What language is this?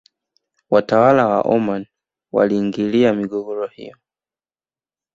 Swahili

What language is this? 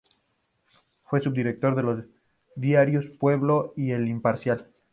Spanish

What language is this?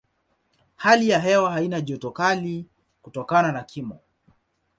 Swahili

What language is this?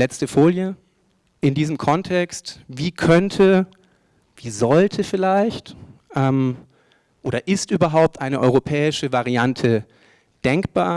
German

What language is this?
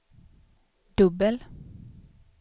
Swedish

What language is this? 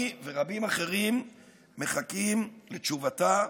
Hebrew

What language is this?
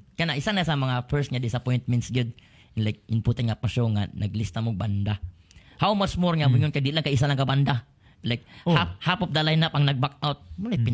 Filipino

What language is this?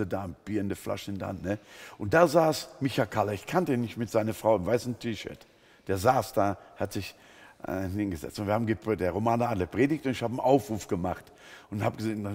German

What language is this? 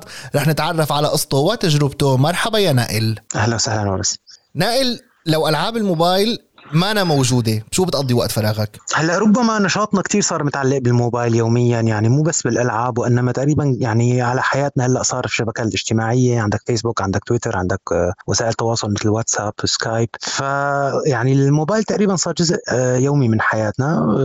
Arabic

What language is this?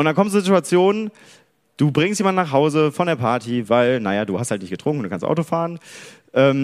German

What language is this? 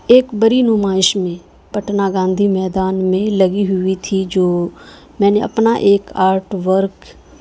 Urdu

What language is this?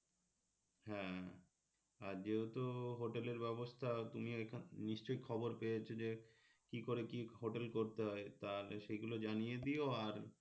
Bangla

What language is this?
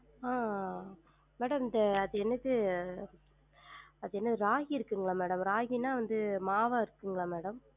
Tamil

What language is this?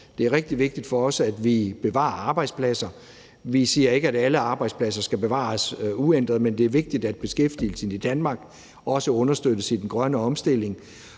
Danish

